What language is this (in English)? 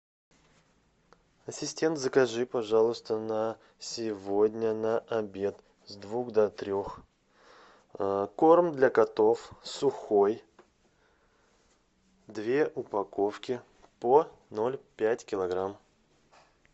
Russian